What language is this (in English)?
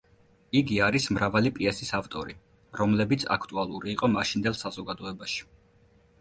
Georgian